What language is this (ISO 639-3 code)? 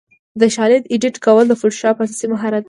pus